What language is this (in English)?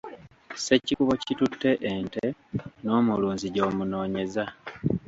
Ganda